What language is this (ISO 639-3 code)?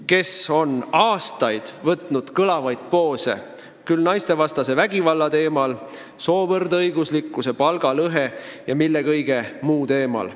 est